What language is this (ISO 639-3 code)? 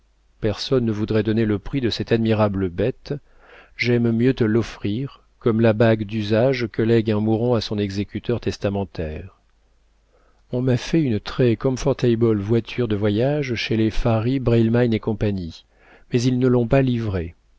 fra